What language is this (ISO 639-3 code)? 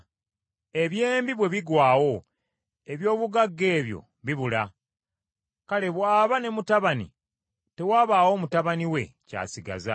lug